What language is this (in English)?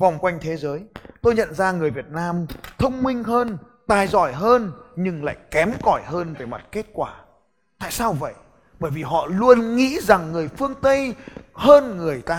Vietnamese